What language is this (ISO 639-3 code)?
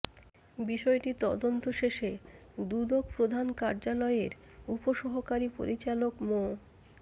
ben